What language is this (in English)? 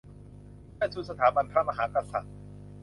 Thai